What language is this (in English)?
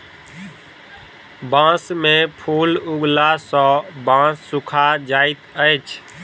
Maithili